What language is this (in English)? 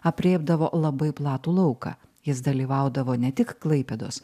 Lithuanian